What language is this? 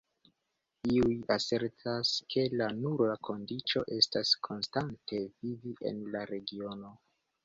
Esperanto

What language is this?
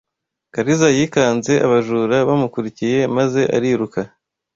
Kinyarwanda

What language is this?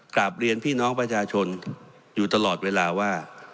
Thai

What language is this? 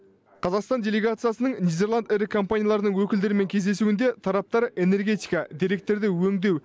Kazakh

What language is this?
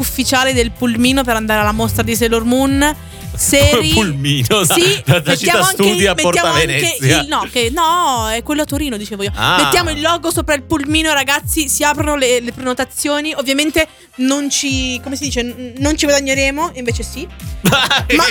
Italian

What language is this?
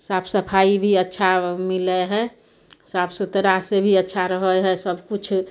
Maithili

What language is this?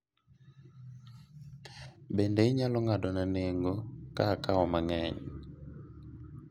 Luo (Kenya and Tanzania)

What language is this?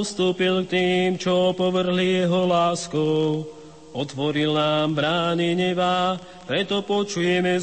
Slovak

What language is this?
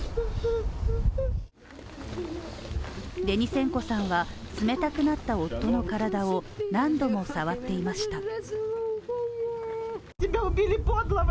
Japanese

